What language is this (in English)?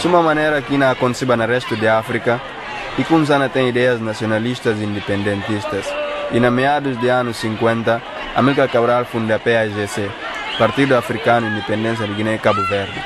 Portuguese